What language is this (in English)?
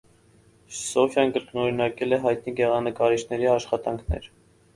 Armenian